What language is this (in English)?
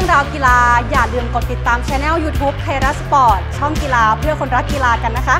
Thai